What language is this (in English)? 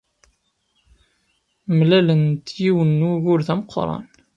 Kabyle